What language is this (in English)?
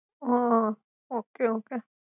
Gujarati